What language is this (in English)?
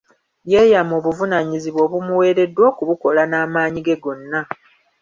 Ganda